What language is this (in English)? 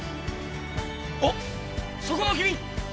Japanese